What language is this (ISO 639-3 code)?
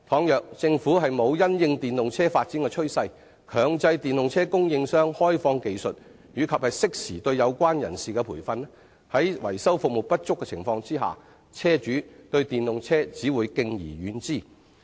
yue